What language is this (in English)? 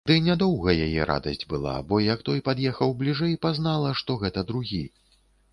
Belarusian